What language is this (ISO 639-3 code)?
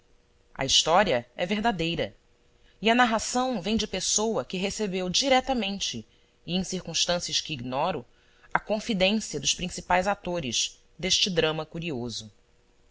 por